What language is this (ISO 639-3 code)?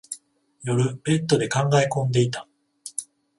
jpn